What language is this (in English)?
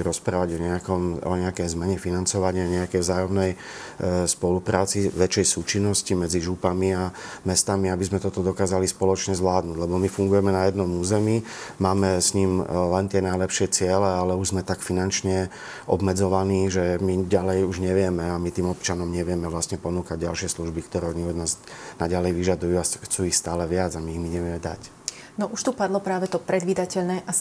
Slovak